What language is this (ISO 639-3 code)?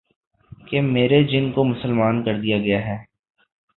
urd